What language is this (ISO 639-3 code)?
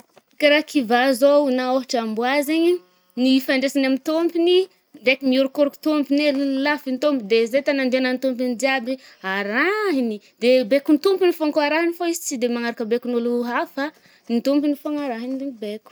bmm